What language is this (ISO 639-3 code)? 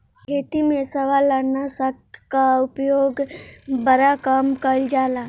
bho